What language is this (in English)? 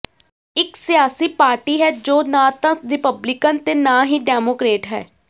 Punjabi